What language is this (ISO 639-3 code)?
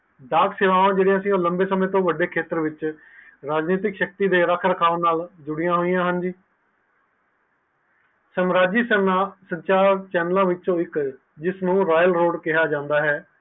pan